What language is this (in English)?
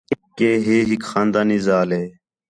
Khetrani